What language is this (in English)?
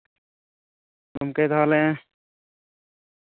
Santali